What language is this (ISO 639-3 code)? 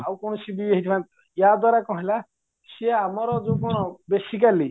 ori